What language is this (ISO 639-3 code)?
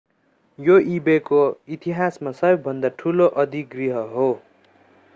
nep